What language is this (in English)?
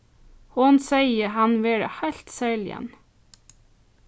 Faroese